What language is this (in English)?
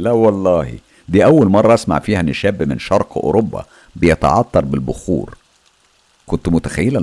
Arabic